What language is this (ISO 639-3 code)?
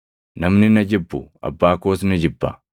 orm